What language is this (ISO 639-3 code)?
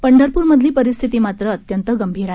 mar